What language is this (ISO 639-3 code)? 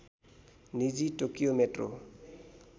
nep